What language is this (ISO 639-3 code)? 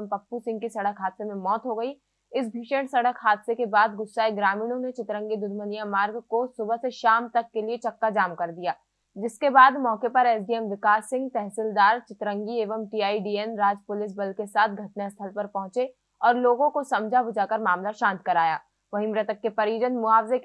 hin